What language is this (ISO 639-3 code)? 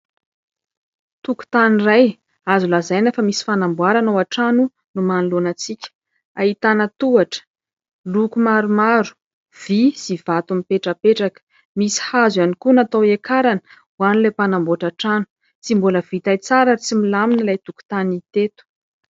mlg